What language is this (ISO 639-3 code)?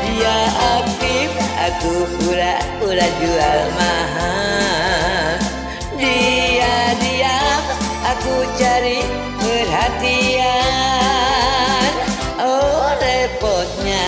ind